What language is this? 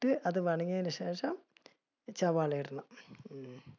Malayalam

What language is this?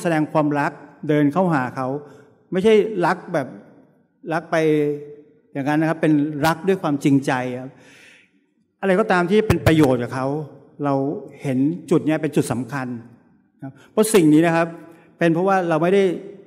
Thai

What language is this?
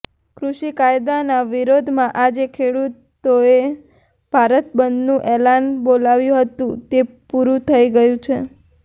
Gujarati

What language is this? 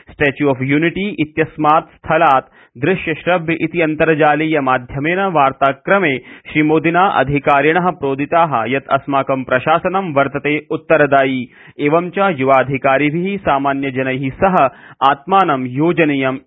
Sanskrit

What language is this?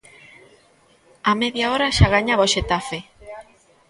Galician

